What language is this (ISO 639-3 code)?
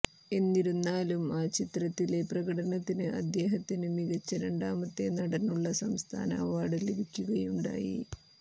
mal